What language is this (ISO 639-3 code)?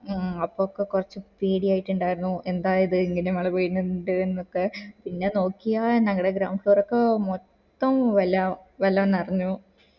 mal